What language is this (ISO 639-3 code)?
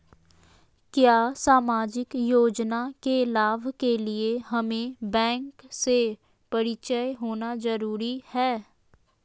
mag